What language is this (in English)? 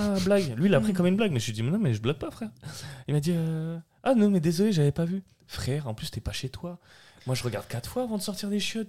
French